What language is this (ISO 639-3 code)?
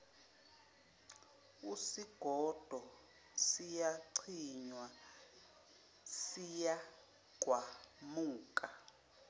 zul